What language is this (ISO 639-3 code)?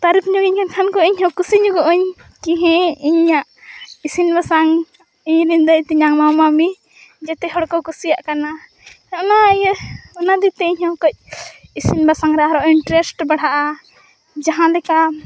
sat